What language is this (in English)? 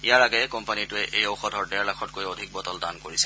Assamese